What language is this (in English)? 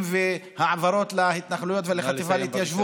Hebrew